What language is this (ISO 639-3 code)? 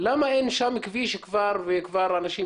heb